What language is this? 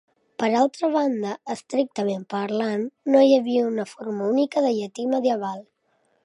Catalan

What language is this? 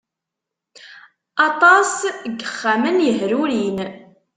Kabyle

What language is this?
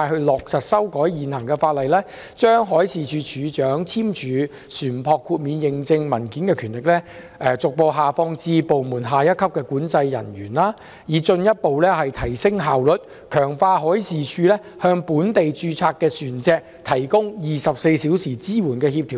Cantonese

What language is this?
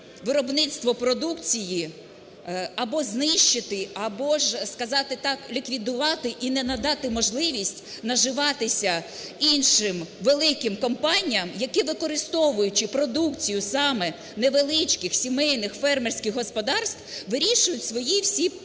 Ukrainian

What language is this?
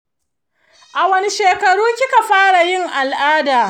Hausa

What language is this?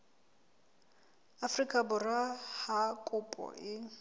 Southern Sotho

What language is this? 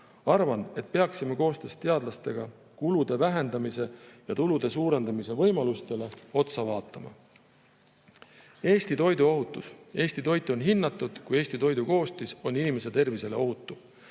Estonian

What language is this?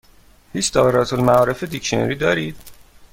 Persian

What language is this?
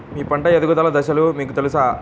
Telugu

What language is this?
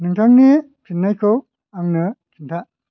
Bodo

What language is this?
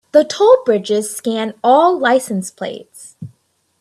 English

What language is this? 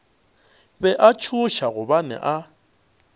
Northern Sotho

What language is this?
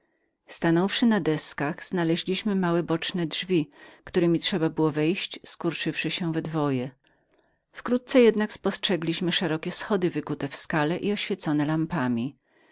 Polish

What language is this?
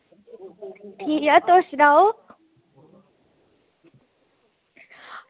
Dogri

